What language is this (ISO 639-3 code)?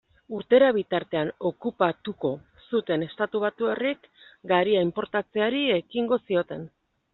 eus